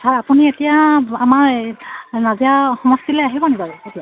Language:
Assamese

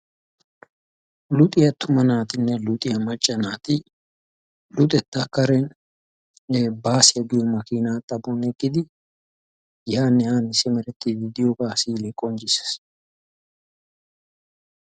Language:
Wolaytta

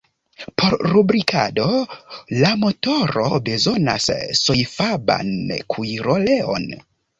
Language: Esperanto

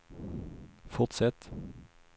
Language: Swedish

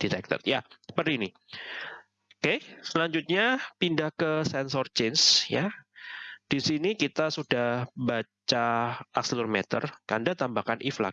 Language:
Indonesian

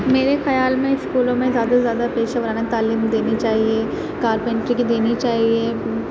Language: Urdu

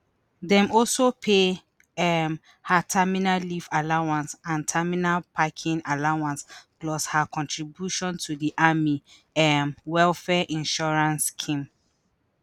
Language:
Nigerian Pidgin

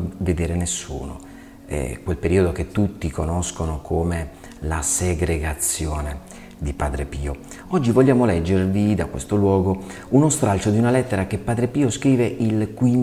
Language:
Italian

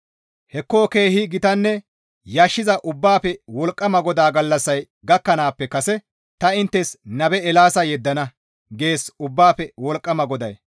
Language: Gamo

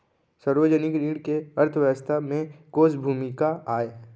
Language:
Chhattisgarhi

